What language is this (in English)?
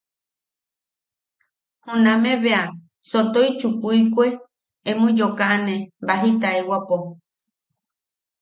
Yaqui